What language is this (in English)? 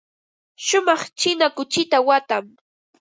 Ambo-Pasco Quechua